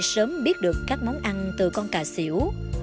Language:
Vietnamese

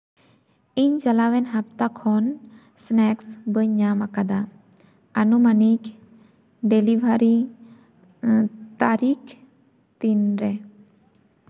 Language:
Santali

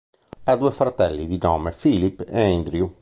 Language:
Italian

